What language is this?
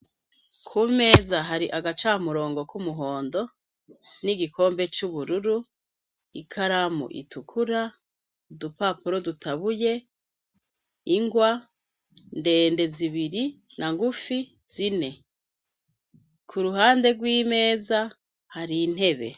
Rundi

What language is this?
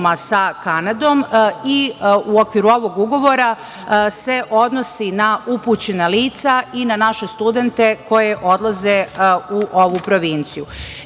Serbian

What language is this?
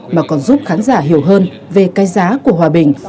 Vietnamese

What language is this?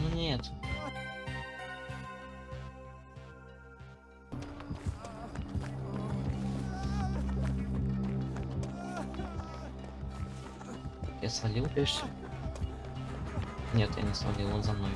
Russian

